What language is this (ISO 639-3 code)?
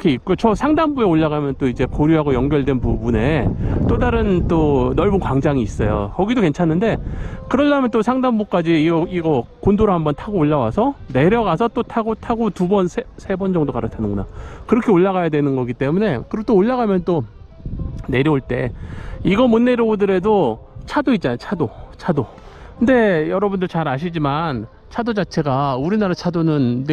kor